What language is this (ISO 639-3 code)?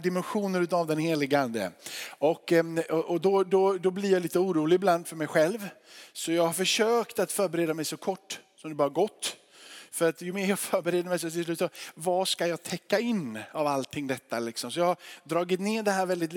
swe